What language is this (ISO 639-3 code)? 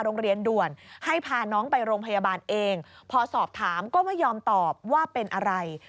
tha